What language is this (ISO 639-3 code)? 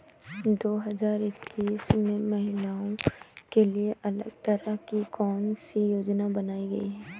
hin